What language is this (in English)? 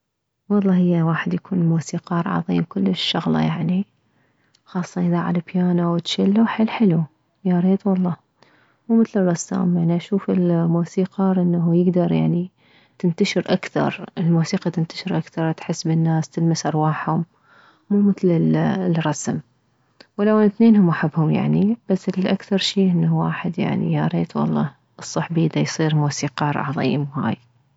Mesopotamian Arabic